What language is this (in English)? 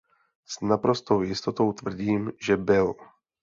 Czech